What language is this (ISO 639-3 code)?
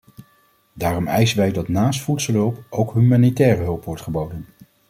nld